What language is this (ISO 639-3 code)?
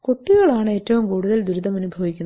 mal